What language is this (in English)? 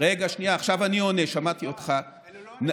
Hebrew